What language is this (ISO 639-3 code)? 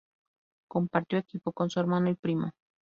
spa